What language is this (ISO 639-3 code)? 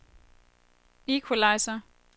dan